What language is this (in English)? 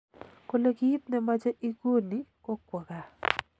Kalenjin